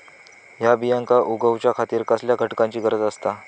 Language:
Marathi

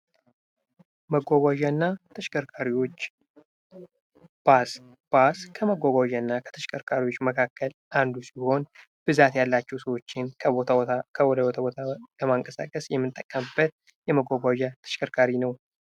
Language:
Amharic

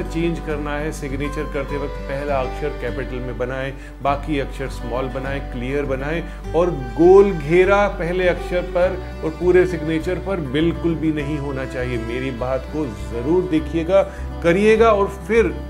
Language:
Hindi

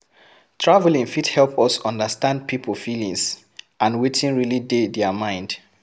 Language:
Nigerian Pidgin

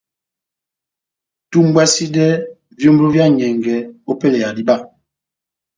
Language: Batanga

